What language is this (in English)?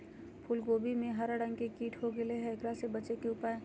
Magahi